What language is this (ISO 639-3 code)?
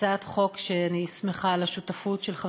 heb